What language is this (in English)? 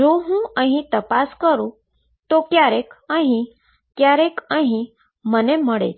Gujarati